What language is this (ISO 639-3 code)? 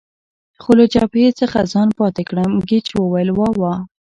pus